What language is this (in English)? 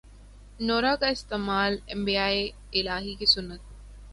Urdu